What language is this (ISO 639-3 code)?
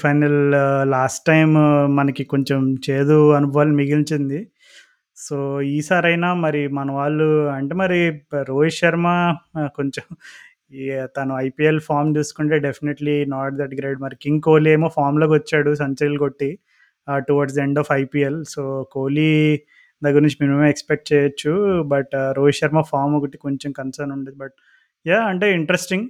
tel